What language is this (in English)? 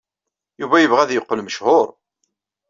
Kabyle